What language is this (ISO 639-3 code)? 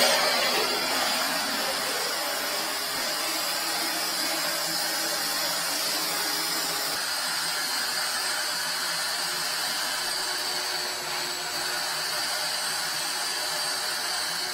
kor